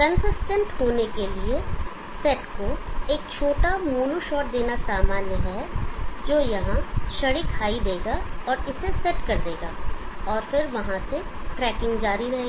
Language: Hindi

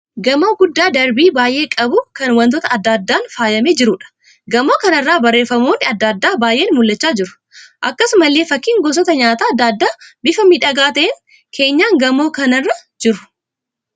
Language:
Oromo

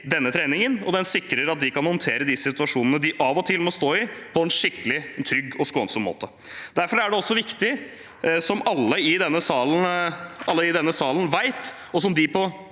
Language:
Norwegian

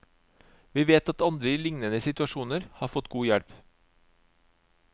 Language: Norwegian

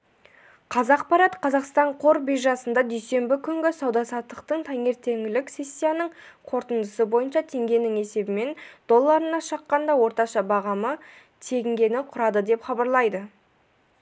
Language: Kazakh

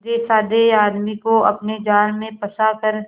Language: Hindi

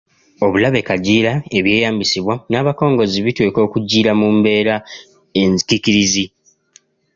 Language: Ganda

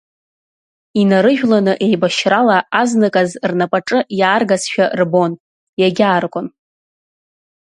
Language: Abkhazian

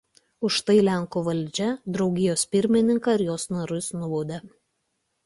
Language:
Lithuanian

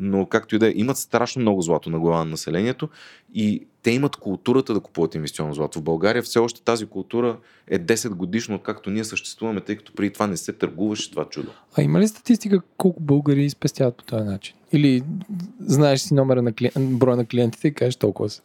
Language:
Bulgarian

